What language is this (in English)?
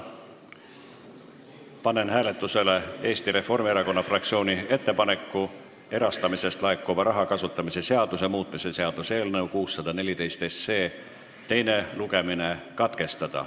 Estonian